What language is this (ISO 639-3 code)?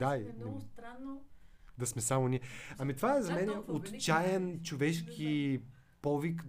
bul